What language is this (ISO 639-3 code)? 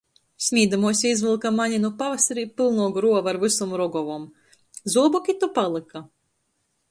ltg